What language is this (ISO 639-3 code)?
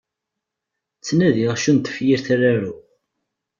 kab